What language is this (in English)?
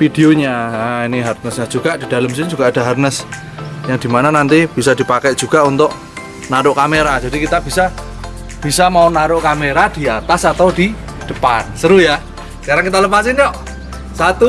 Indonesian